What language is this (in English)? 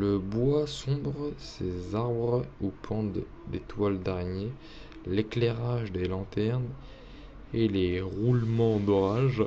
French